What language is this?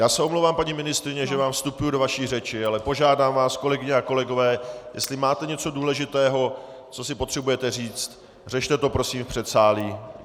Czech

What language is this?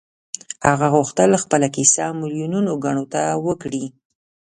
Pashto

